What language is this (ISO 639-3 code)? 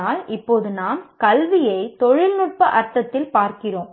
tam